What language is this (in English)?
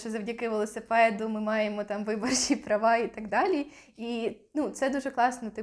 Ukrainian